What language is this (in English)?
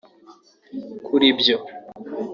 Kinyarwanda